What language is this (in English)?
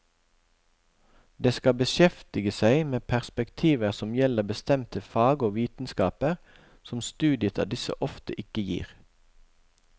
Norwegian